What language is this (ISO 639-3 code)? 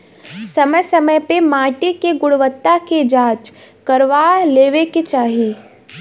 bho